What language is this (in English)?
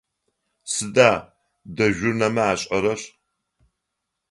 Adyghe